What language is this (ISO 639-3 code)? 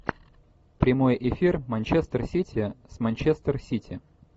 rus